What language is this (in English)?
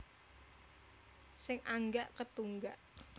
Javanese